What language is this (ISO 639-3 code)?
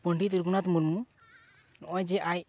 sat